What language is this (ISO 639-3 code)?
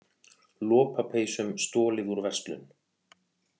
isl